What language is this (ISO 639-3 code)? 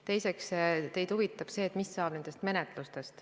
est